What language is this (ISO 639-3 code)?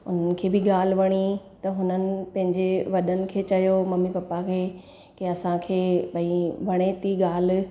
snd